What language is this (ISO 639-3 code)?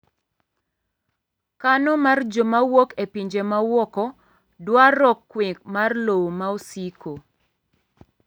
luo